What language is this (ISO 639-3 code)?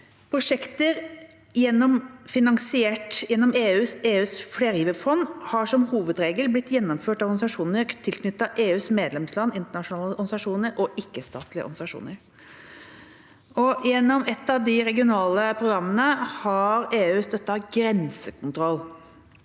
nor